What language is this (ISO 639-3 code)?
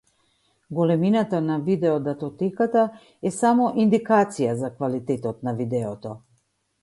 mkd